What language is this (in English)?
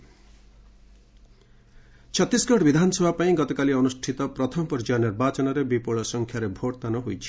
Odia